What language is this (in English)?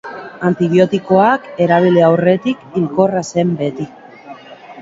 Basque